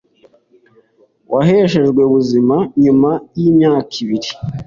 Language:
Kinyarwanda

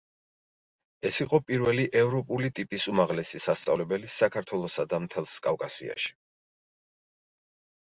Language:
Georgian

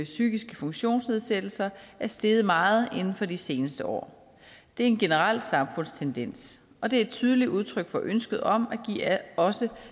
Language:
Danish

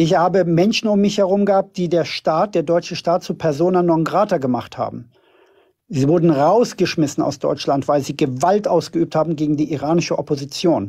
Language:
German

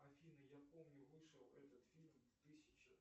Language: Russian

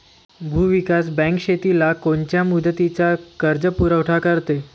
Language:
Marathi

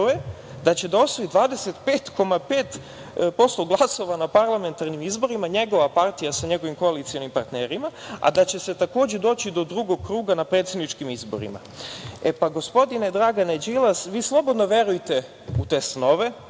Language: Serbian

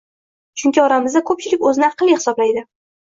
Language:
Uzbek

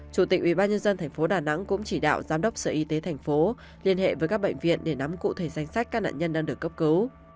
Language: Vietnamese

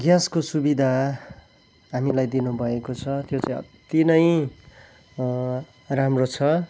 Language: Nepali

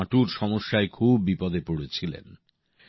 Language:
Bangla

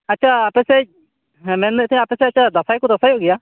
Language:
Santali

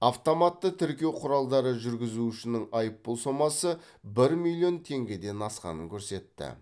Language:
Kazakh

